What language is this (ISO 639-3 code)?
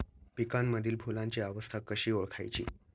mar